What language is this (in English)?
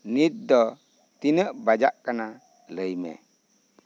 Santali